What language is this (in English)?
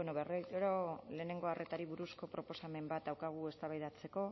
Basque